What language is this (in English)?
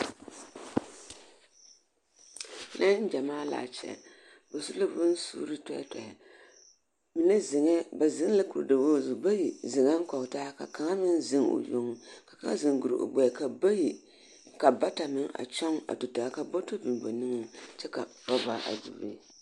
Southern Dagaare